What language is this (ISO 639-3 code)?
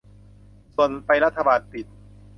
tha